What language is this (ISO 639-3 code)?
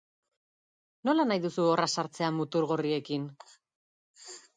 eus